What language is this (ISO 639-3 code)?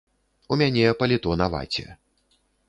bel